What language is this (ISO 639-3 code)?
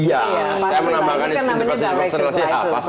ind